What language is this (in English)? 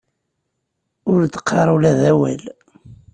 Kabyle